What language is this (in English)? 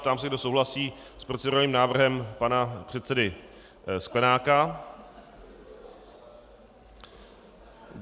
Czech